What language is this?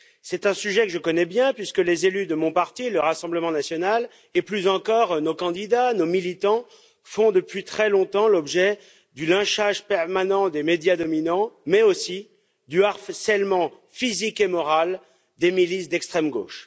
French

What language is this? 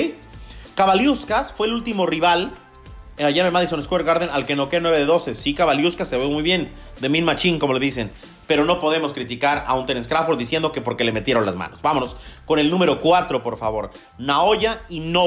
Spanish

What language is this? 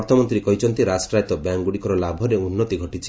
Odia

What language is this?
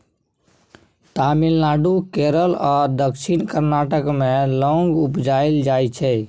Maithili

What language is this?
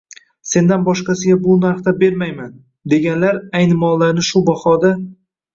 Uzbek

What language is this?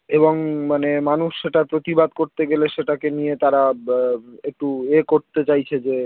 Bangla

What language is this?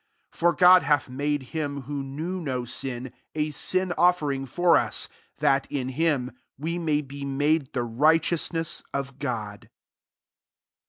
English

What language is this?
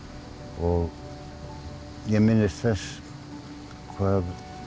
Icelandic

